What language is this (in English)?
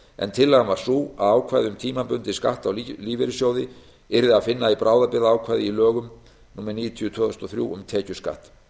Icelandic